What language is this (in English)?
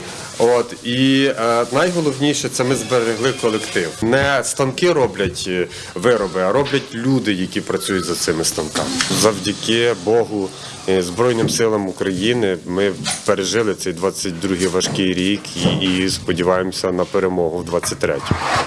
Ukrainian